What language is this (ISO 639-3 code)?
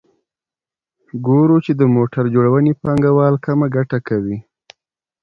pus